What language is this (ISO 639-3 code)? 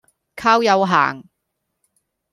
yue